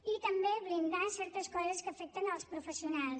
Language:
Catalan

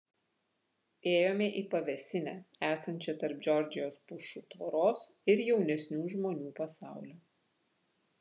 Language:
Lithuanian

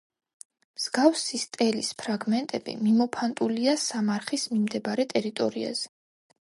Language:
Georgian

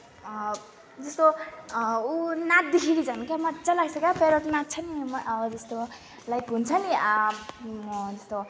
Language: Nepali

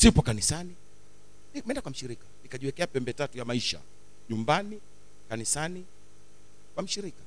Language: Swahili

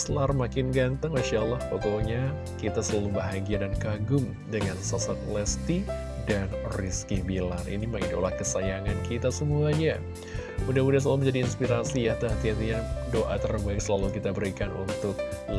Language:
Indonesian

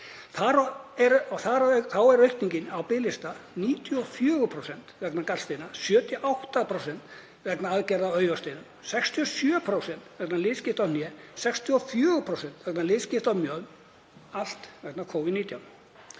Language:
Icelandic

